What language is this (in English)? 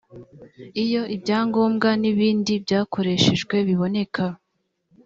Kinyarwanda